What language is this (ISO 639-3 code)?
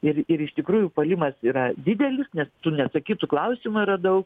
lit